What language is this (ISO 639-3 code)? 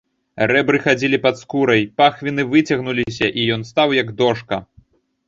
bel